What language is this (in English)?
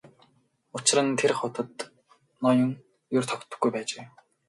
Mongolian